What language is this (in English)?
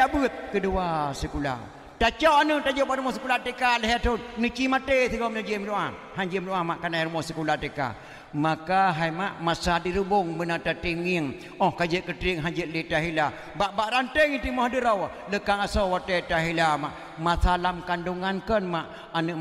Malay